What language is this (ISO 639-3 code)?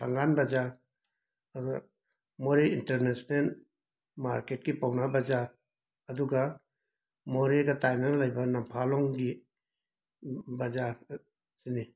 mni